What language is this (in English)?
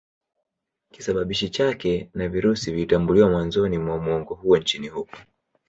Swahili